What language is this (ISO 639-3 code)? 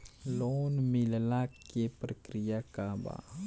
bho